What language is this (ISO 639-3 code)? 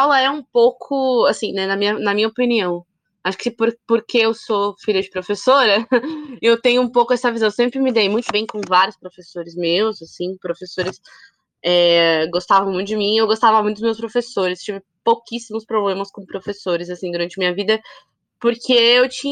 por